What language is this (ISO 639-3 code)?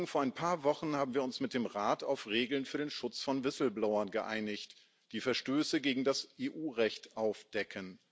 deu